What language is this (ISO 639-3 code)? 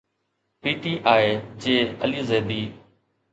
snd